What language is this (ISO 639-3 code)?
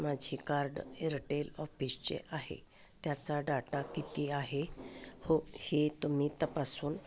mar